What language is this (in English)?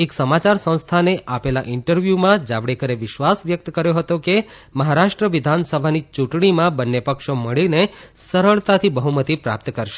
Gujarati